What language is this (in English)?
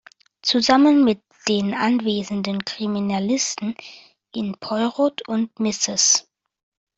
German